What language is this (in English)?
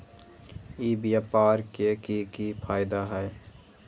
Magahi